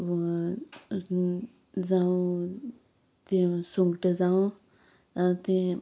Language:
Konkani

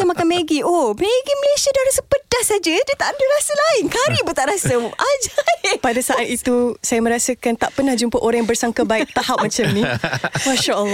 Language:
Malay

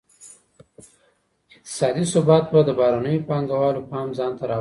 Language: Pashto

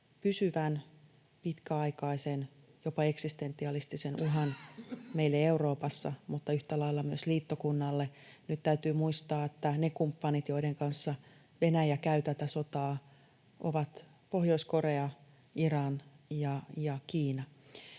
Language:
Finnish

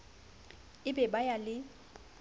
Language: Southern Sotho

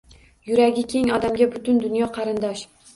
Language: Uzbek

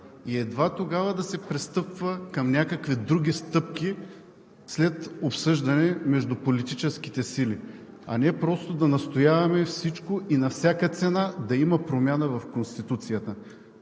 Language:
Bulgarian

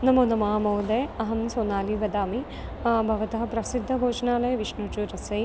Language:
Sanskrit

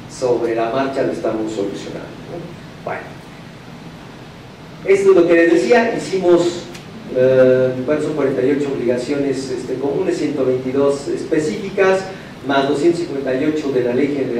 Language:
Spanish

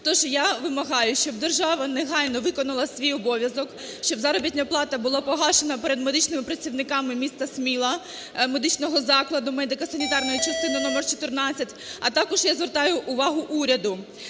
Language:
Ukrainian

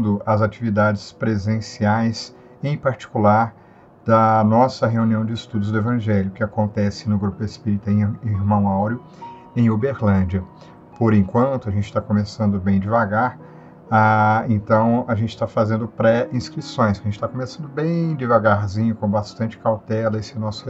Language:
Portuguese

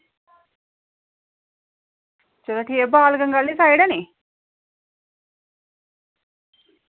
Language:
Dogri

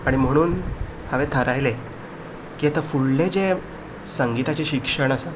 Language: Konkani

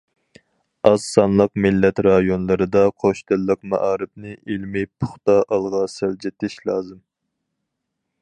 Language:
Uyghur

